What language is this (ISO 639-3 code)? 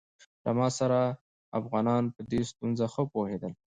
pus